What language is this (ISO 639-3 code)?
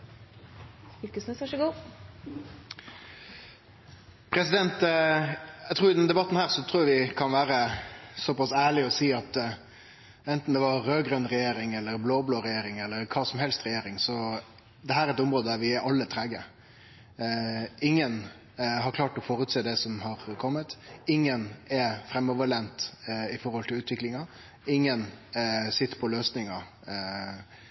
nno